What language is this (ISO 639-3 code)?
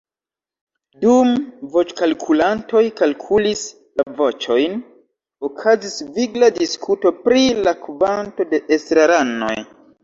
epo